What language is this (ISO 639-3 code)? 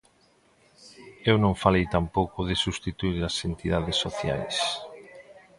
glg